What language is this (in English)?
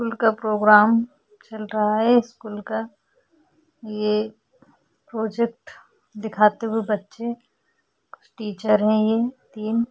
Hindi